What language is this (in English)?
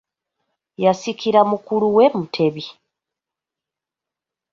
Ganda